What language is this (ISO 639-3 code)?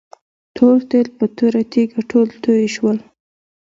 pus